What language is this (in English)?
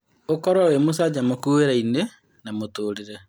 Kikuyu